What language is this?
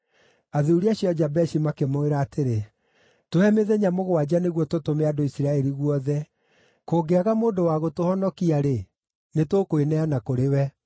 Kikuyu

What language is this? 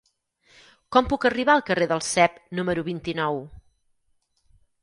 Catalan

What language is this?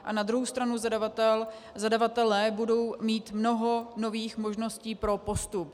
Czech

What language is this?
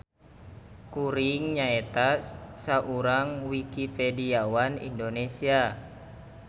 Sundanese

